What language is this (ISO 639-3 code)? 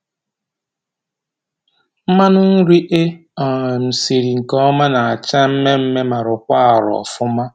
ibo